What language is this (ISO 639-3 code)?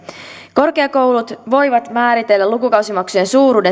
fin